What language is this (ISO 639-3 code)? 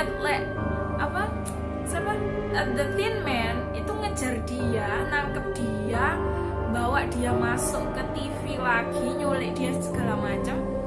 ind